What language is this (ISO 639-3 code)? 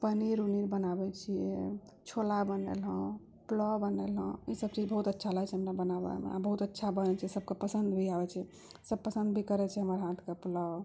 mai